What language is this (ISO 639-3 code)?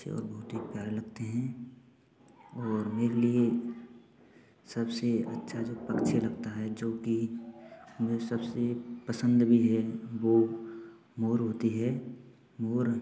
hin